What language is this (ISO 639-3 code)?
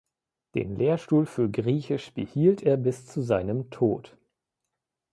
deu